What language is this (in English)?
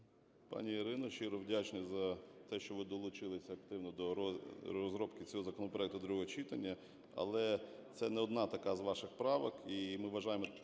Ukrainian